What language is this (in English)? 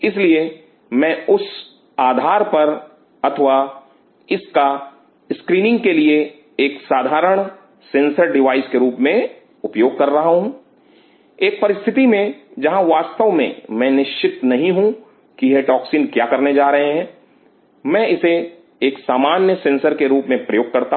Hindi